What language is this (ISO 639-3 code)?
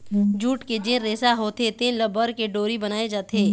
hne